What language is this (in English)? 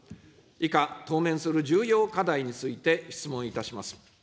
Japanese